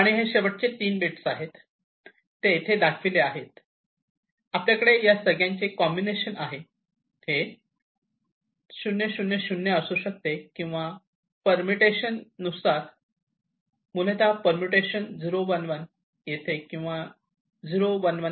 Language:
Marathi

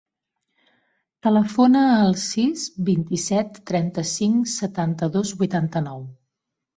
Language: Catalan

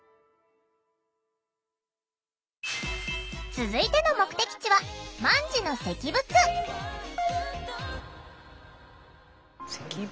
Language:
Japanese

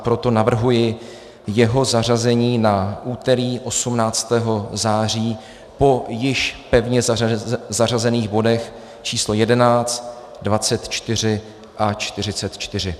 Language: Czech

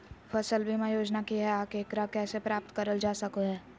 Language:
Magahi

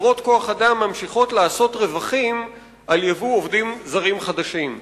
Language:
Hebrew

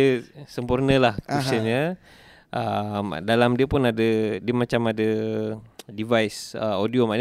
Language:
Malay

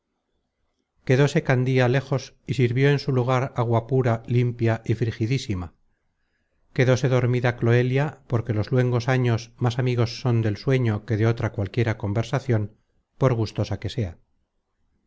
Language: Spanish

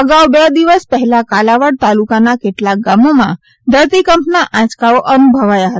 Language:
Gujarati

